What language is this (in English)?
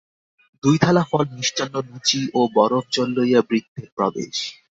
Bangla